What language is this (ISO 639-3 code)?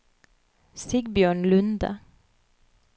nor